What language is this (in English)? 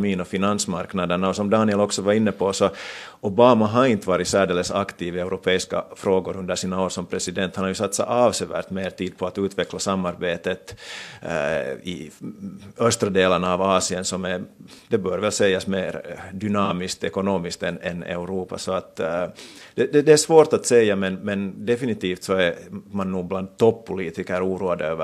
Swedish